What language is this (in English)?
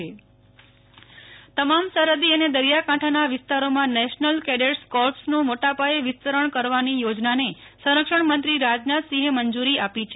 Gujarati